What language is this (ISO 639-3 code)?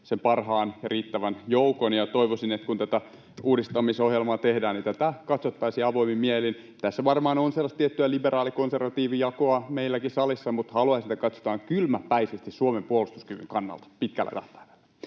fin